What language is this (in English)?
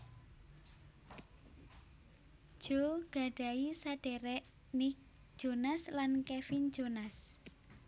Javanese